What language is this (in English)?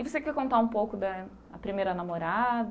Portuguese